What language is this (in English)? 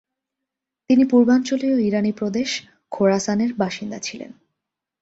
Bangla